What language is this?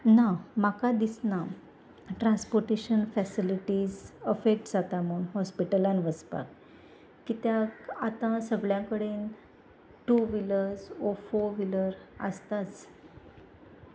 Konkani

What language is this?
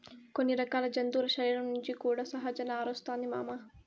Telugu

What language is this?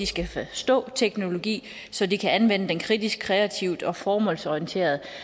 Danish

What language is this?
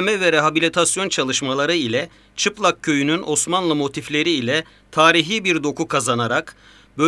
Turkish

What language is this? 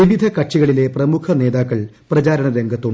Malayalam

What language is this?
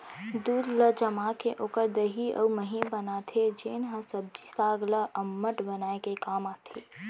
Chhattisgarhi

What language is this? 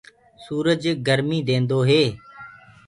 Gurgula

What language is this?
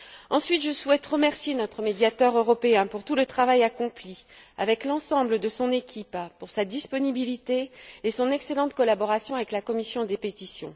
French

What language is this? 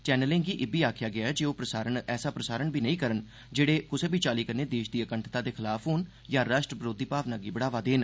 Dogri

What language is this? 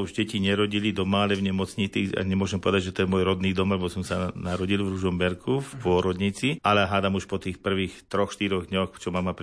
Slovak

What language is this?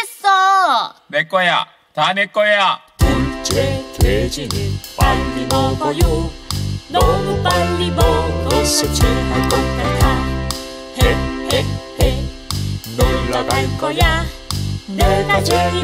Korean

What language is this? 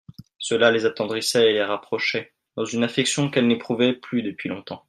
French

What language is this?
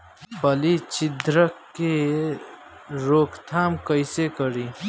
Bhojpuri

